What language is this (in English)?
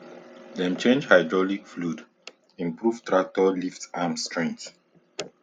Nigerian Pidgin